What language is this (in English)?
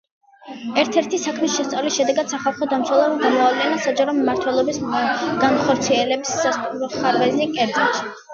Georgian